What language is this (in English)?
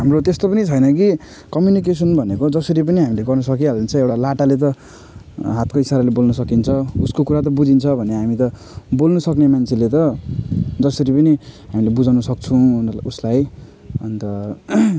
Nepali